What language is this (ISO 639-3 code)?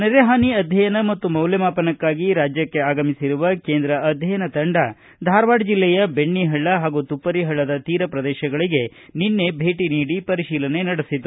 kan